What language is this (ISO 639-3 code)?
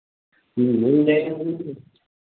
hin